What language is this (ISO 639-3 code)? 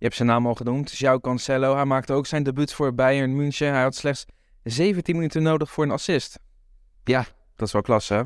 nld